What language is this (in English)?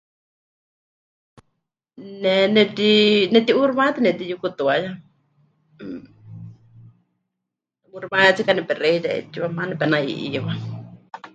Huichol